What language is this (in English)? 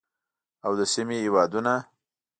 Pashto